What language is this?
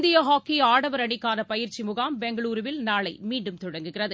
Tamil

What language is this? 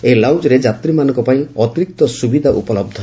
Odia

